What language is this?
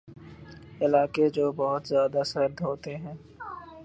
Urdu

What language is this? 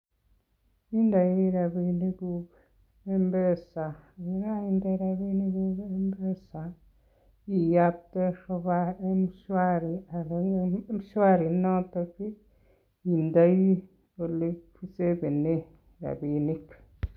Kalenjin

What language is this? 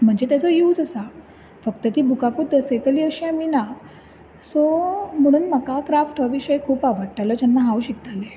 Konkani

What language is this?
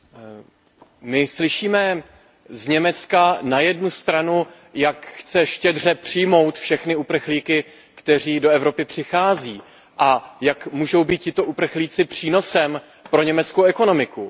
Czech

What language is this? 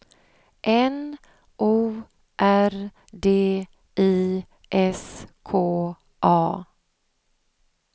Swedish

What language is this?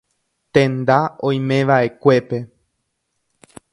Guarani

